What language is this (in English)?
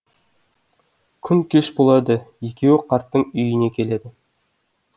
Kazakh